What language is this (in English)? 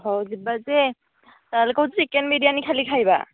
Odia